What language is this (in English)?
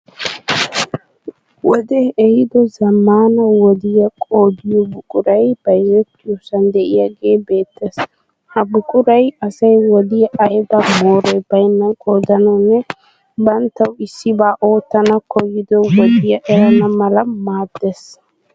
Wolaytta